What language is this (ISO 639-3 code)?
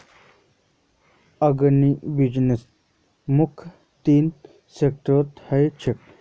mag